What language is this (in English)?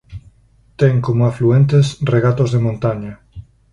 Galician